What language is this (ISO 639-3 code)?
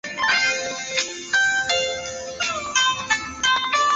zho